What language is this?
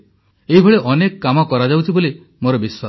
Odia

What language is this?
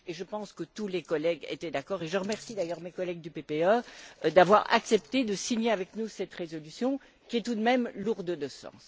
French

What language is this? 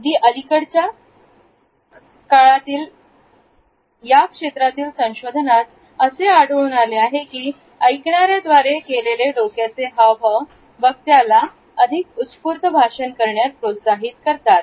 Marathi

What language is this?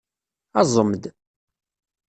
Kabyle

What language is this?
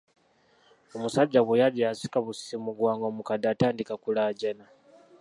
Ganda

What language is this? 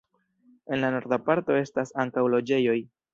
Esperanto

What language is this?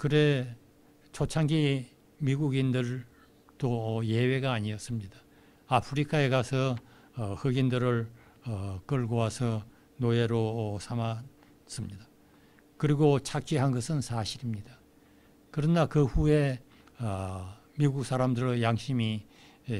Korean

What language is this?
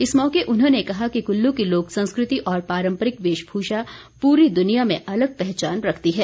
Hindi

